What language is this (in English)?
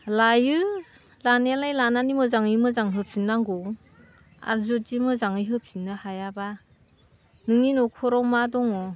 Bodo